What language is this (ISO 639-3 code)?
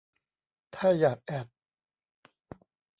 tha